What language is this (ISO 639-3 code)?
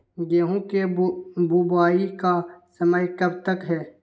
mag